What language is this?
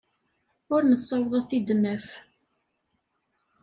Kabyle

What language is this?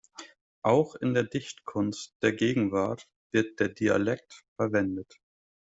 German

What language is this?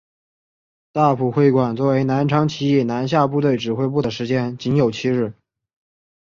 Chinese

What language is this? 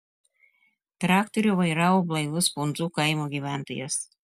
Lithuanian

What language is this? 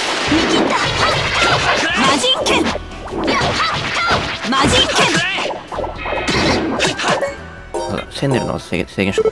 Japanese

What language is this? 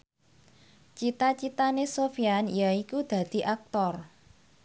Javanese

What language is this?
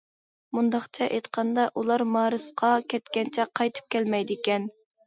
Uyghur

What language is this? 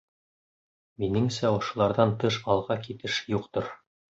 Bashkir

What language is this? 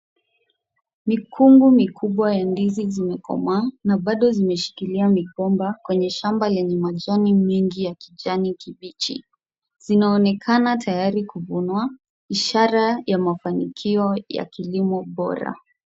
Swahili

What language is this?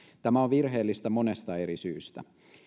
Finnish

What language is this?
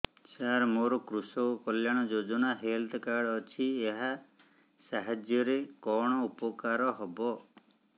Odia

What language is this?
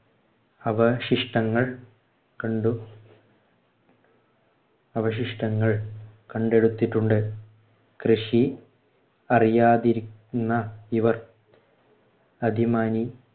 Malayalam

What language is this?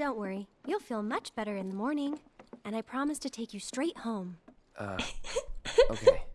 English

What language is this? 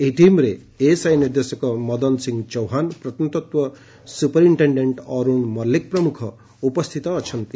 Odia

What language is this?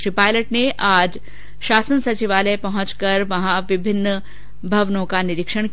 Hindi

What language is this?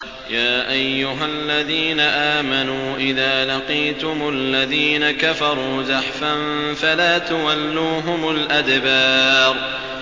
Arabic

